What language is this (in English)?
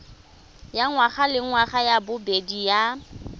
Tswana